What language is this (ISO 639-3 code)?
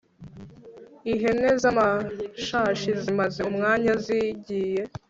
kin